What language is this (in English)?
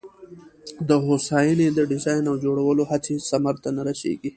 Pashto